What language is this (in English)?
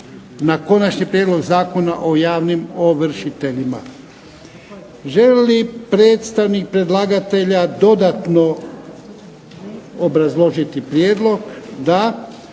Croatian